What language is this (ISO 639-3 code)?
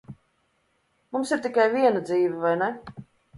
lav